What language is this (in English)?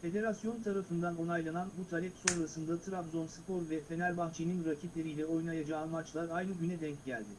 Turkish